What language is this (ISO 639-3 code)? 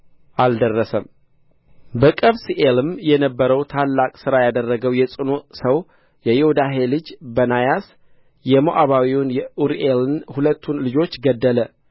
amh